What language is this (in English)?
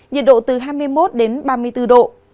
Vietnamese